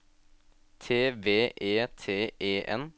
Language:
Norwegian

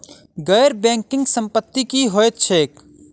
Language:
Maithili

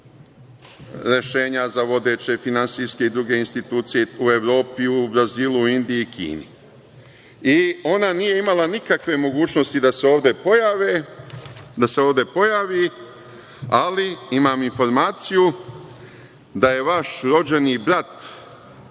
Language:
Serbian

